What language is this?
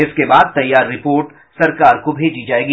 Hindi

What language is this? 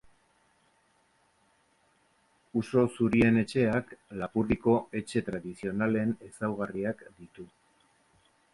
Basque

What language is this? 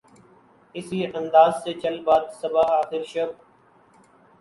Urdu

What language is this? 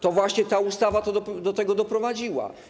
Polish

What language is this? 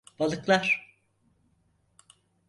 Turkish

